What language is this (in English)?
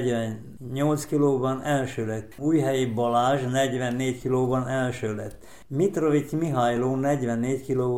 Hungarian